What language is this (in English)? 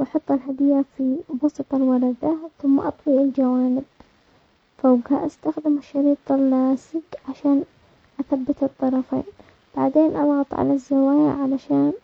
Omani Arabic